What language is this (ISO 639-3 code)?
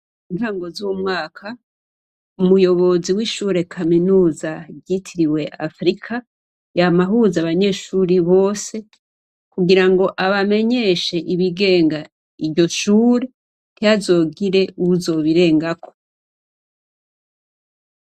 run